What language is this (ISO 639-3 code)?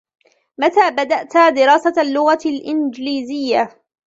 ara